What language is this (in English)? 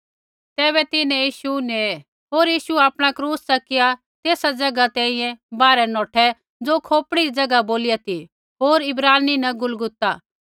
Kullu Pahari